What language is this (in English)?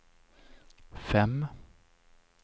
Swedish